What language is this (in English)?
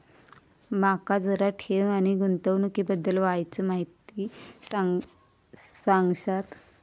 Marathi